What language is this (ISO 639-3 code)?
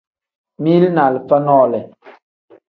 kdh